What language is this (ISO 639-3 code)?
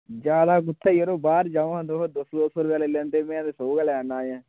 doi